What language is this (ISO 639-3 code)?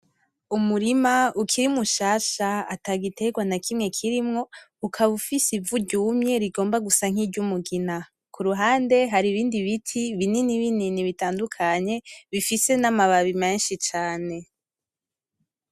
run